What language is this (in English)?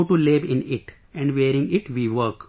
English